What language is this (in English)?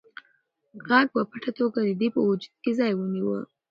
Pashto